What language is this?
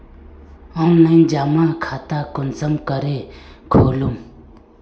Magahi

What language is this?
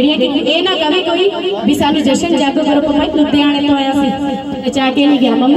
Indonesian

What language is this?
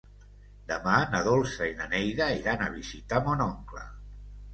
Catalan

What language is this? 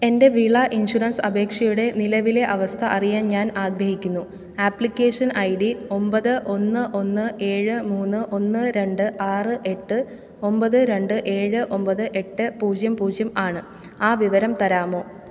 Malayalam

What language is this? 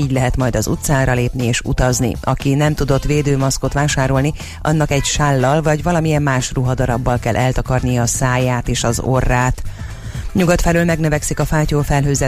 Hungarian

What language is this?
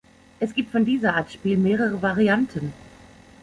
German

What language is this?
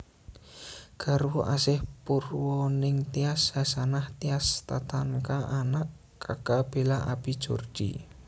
Javanese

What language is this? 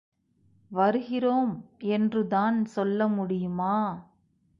Tamil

